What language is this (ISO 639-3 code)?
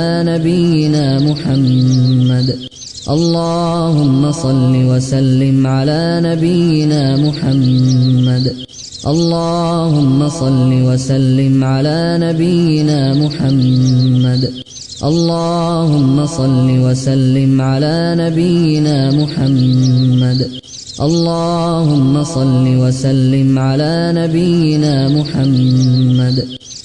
ara